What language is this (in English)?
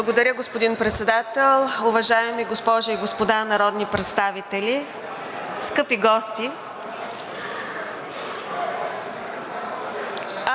Bulgarian